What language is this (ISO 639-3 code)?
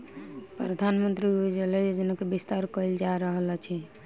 mai